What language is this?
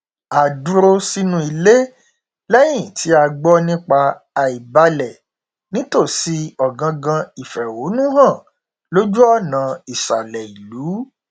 Yoruba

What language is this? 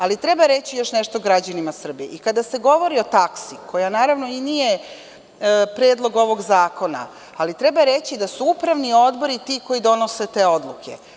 Serbian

